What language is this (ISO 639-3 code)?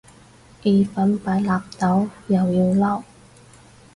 yue